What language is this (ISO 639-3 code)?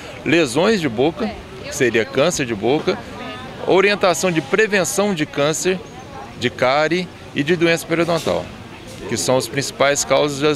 por